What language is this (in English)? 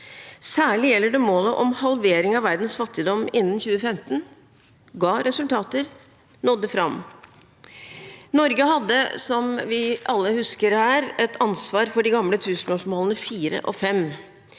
Norwegian